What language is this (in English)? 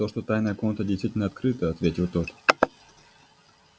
Russian